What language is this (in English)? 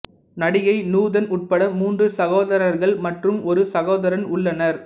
Tamil